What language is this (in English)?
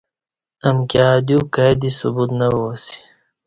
Kati